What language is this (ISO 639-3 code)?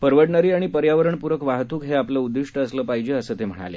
mar